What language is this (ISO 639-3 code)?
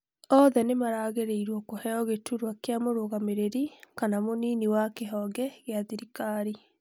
kik